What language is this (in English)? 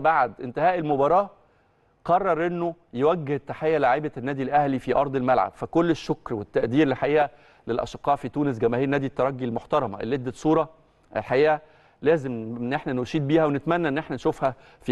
Arabic